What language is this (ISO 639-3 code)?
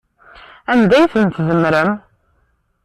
kab